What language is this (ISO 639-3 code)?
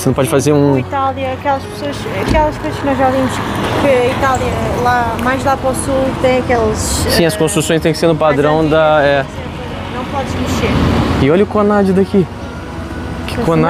por